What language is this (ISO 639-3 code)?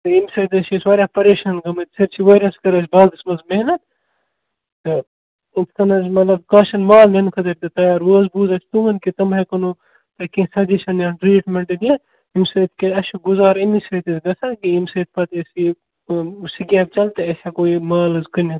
kas